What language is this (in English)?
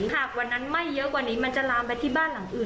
Thai